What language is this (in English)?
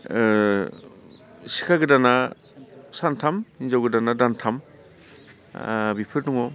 Bodo